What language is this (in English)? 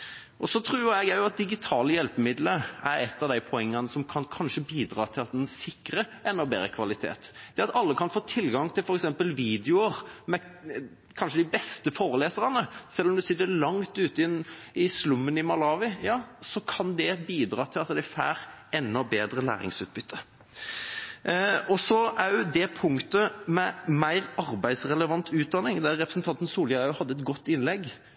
Norwegian Bokmål